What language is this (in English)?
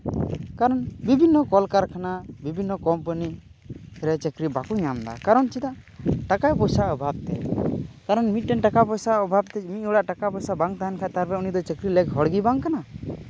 Santali